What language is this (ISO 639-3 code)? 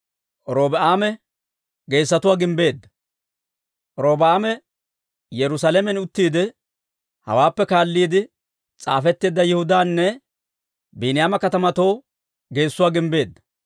dwr